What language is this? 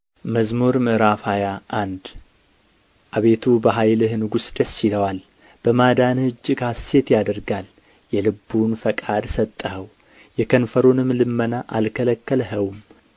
Amharic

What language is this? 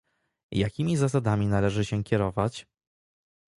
Polish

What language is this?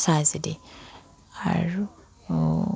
Assamese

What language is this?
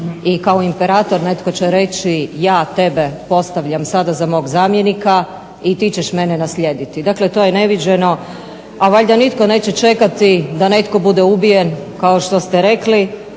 Croatian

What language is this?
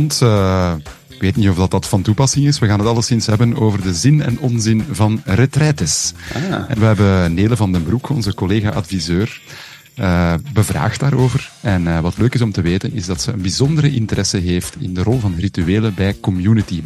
Dutch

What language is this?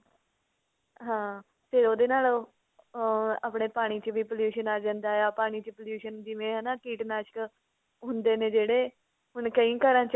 Punjabi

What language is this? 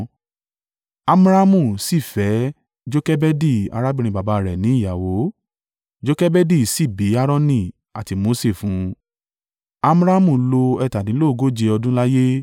Yoruba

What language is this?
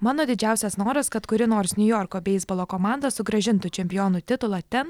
Lithuanian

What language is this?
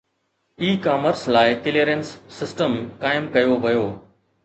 Sindhi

